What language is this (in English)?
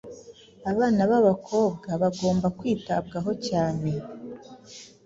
Kinyarwanda